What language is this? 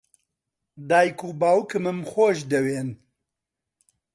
Central Kurdish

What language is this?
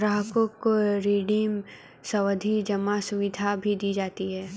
Hindi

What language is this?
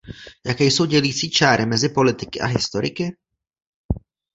Czech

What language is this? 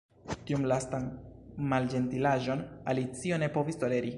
Esperanto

